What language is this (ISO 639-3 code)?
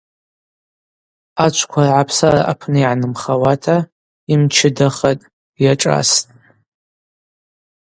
abq